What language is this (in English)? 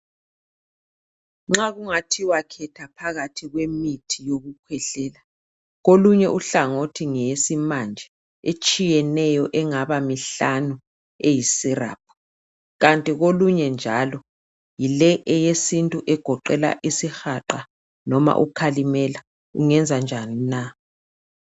North Ndebele